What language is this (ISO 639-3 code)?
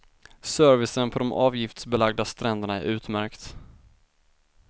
swe